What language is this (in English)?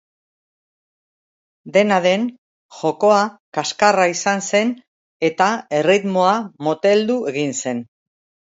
Basque